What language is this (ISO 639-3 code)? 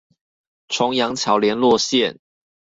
zho